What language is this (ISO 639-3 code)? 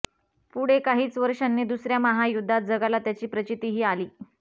mar